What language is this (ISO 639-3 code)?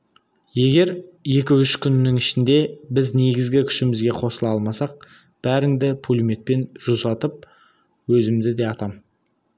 kaz